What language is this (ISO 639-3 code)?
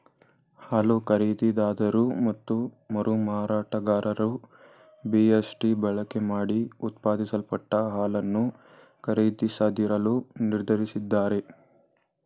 kan